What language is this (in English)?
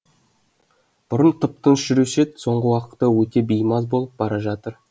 Kazakh